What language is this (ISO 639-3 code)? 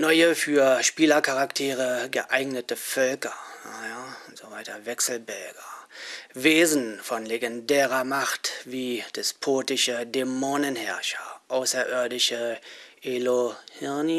deu